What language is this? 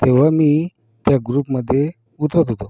Marathi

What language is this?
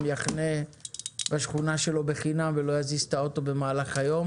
Hebrew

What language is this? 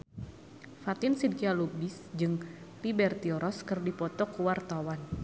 Sundanese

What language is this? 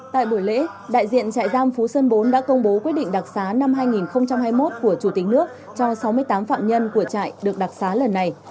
Vietnamese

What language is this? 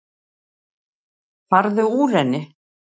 Icelandic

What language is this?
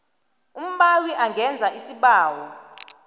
South Ndebele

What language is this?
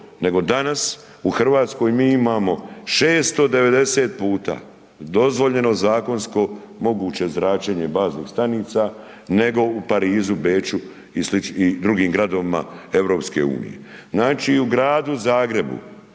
Croatian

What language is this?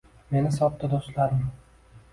Uzbek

